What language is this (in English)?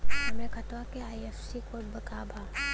Bhojpuri